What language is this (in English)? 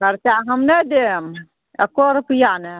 Maithili